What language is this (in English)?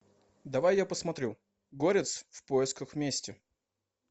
Russian